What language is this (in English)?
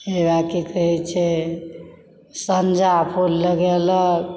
Maithili